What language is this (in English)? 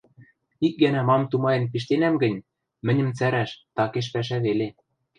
Western Mari